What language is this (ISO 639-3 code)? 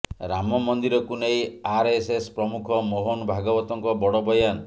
ori